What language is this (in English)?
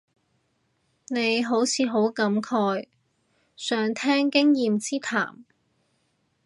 Cantonese